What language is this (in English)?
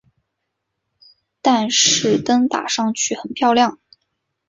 Chinese